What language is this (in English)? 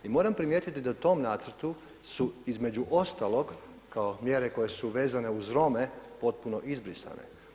Croatian